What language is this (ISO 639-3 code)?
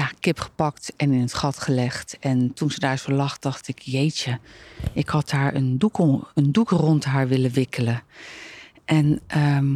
nld